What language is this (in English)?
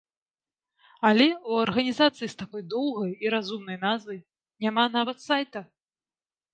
Belarusian